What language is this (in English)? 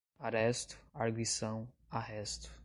Portuguese